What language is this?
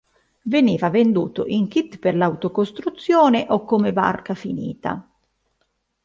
Italian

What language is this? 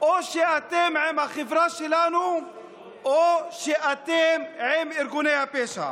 Hebrew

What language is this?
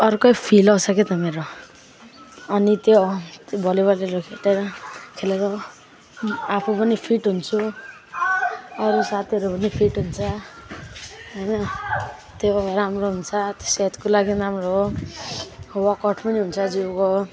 Nepali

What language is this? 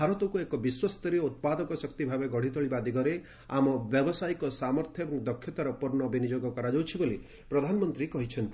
Odia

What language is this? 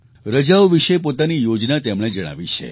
Gujarati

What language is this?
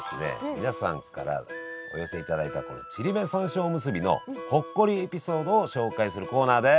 Japanese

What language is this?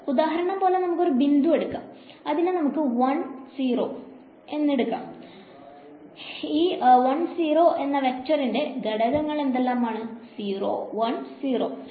Malayalam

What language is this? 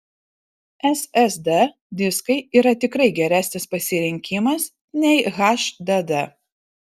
Lithuanian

